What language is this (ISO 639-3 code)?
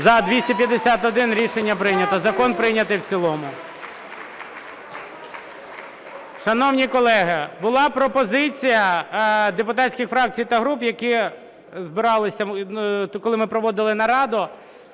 ukr